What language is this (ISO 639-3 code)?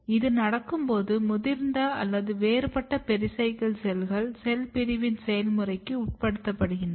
tam